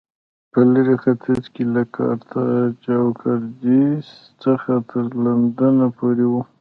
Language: Pashto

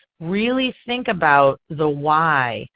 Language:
English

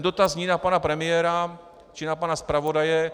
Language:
Czech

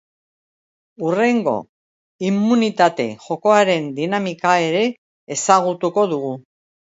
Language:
Basque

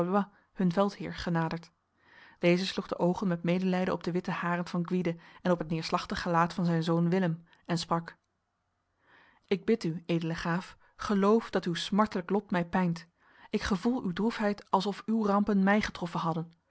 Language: Dutch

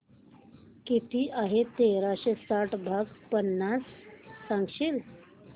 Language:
Marathi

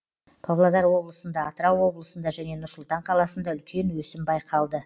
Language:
Kazakh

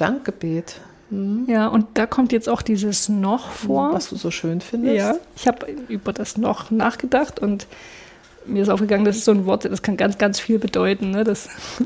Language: German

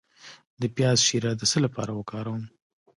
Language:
Pashto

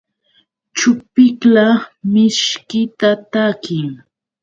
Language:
Yauyos Quechua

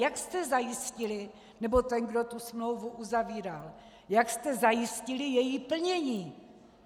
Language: Czech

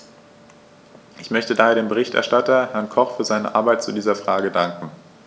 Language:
German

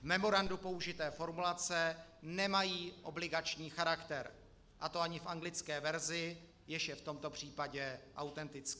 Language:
Czech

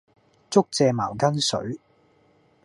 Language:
Cantonese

